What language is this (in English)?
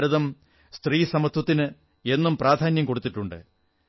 Malayalam